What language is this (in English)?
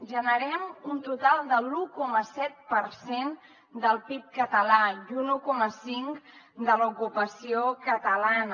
Catalan